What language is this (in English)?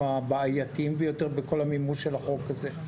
Hebrew